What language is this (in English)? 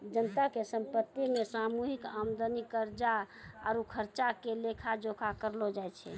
Maithili